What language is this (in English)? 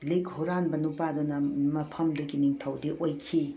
Manipuri